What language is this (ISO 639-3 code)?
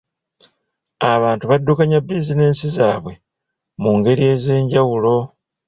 lug